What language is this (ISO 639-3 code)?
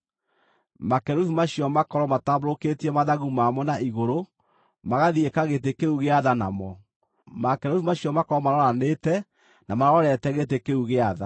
kik